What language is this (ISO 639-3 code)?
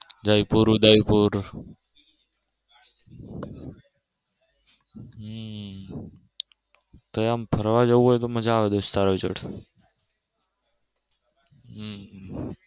guj